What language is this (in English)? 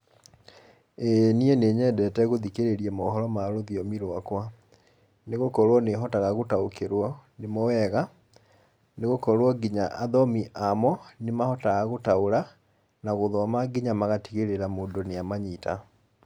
Kikuyu